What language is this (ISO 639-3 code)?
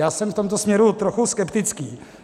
ces